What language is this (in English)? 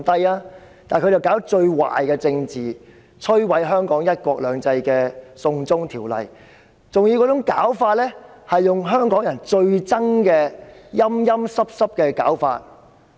Cantonese